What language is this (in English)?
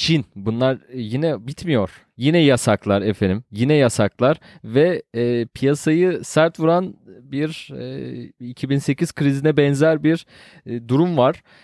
Turkish